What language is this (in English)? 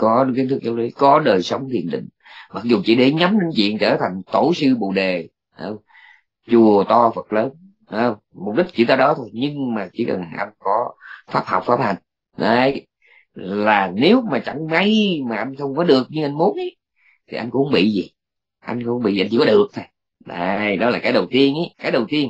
Vietnamese